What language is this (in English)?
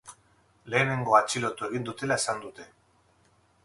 Basque